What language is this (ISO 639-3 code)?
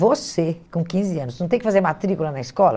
por